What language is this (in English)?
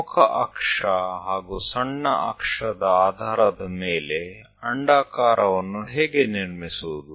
Kannada